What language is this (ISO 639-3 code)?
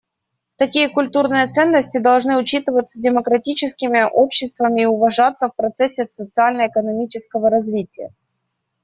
rus